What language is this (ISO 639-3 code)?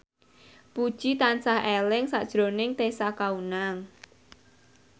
jav